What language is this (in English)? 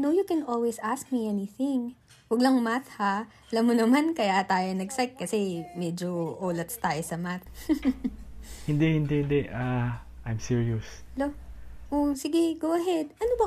Filipino